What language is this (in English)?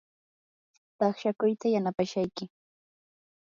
Yanahuanca Pasco Quechua